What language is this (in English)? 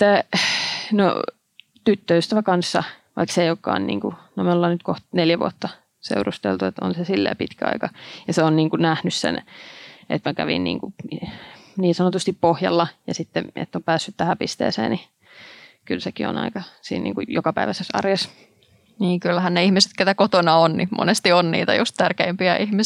Finnish